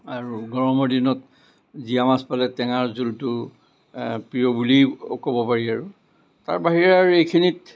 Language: Assamese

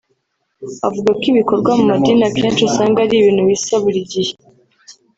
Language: Kinyarwanda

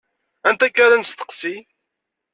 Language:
Kabyle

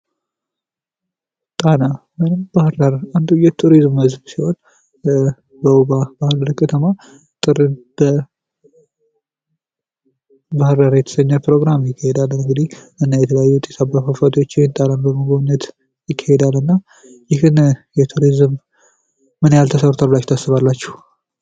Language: Amharic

